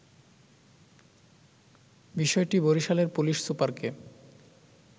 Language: Bangla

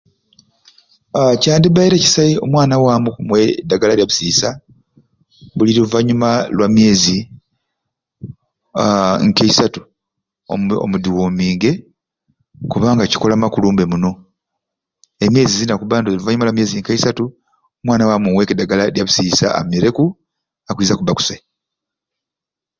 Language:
Ruuli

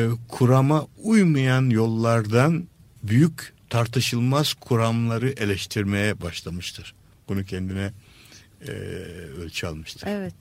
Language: Turkish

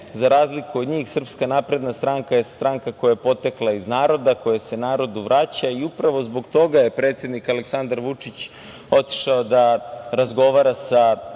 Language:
Serbian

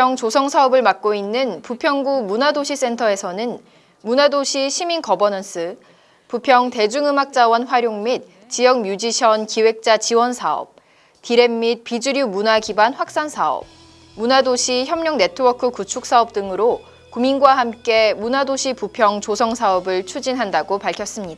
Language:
Korean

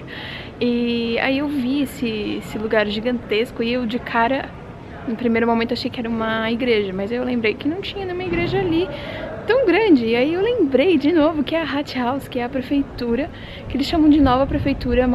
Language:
Portuguese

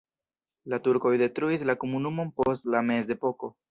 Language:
Esperanto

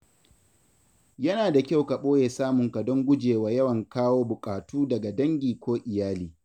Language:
Hausa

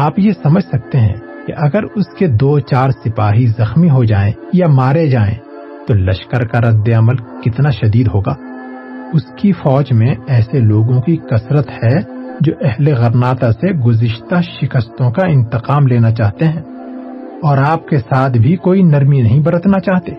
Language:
Urdu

